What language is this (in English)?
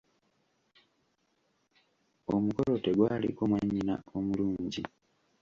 Ganda